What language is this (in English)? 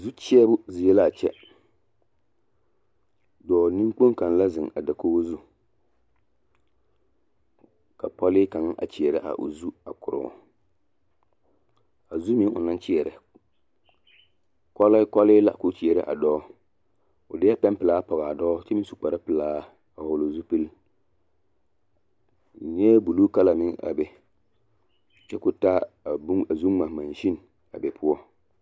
Southern Dagaare